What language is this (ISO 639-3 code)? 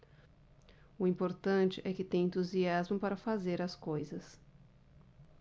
por